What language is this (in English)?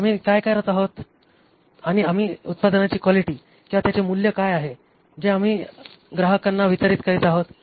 Marathi